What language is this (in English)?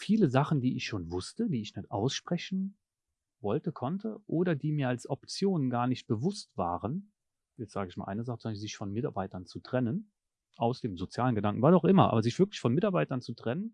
German